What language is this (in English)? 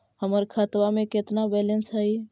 Magahi